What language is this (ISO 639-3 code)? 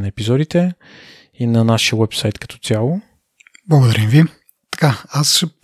bul